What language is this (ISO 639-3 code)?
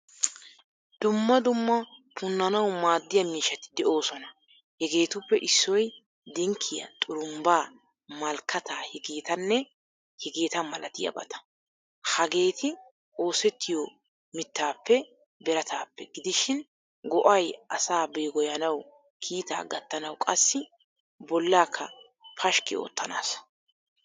wal